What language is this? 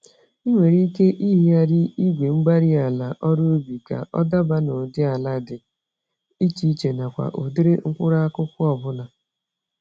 Igbo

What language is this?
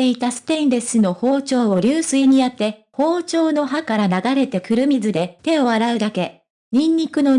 Japanese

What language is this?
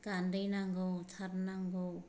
Bodo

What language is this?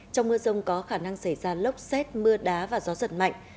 Vietnamese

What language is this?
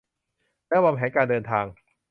Thai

